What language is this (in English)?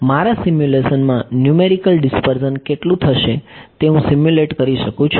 Gujarati